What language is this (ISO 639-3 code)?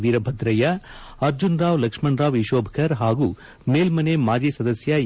kan